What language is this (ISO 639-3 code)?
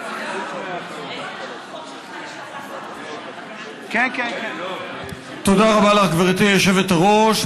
heb